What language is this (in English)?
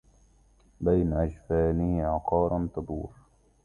Arabic